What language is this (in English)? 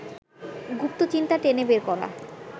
Bangla